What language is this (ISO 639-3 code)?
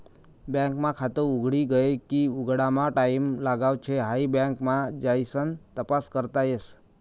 mar